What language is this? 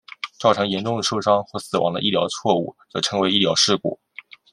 Chinese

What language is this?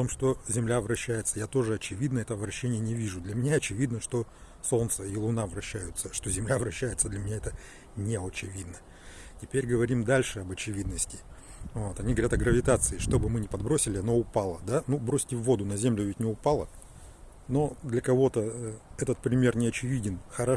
Russian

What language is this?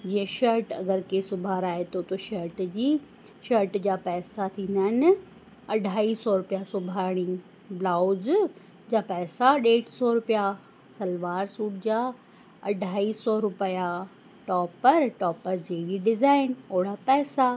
Sindhi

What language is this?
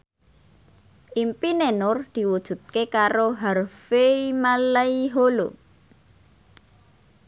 Javanese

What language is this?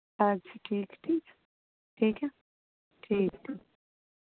Urdu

